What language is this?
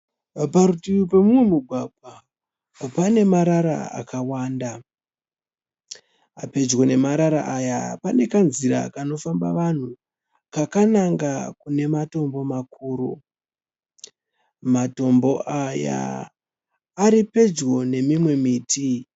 Shona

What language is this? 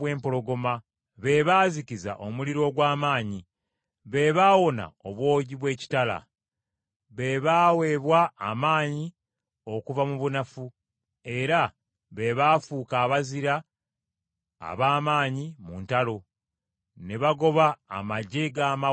Ganda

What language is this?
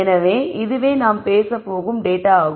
Tamil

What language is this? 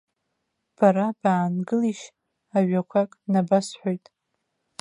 Abkhazian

